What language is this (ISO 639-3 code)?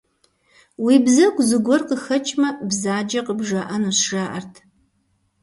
kbd